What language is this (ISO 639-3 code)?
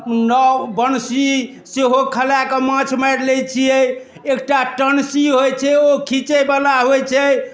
mai